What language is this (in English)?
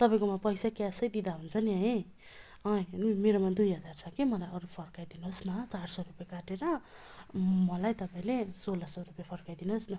Nepali